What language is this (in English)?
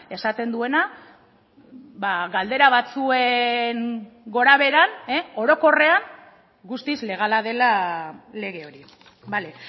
Basque